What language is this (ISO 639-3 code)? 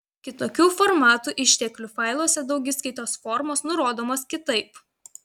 lit